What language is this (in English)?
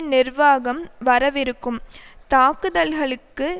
Tamil